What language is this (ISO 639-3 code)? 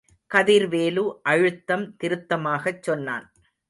tam